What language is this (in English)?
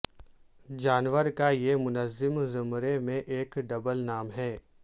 Urdu